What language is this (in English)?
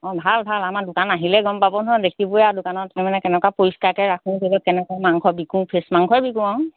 Assamese